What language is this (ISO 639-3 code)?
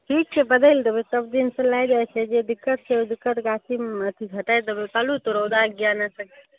mai